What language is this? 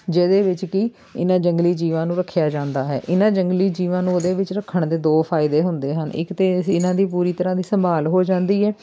Punjabi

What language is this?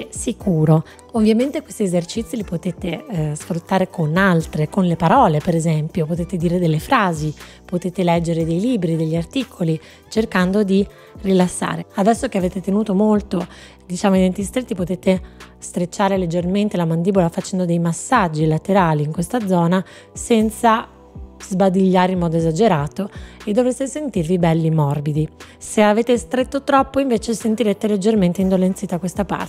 Italian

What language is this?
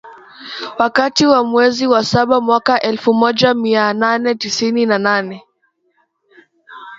Swahili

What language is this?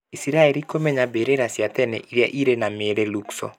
Kikuyu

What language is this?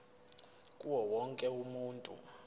Zulu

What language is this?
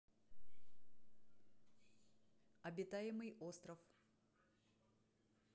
Russian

